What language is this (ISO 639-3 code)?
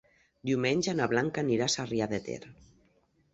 cat